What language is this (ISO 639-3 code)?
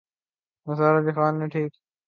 urd